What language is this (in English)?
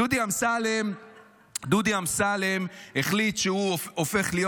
Hebrew